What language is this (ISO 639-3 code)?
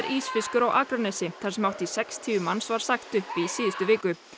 isl